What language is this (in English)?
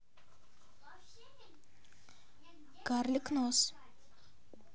Russian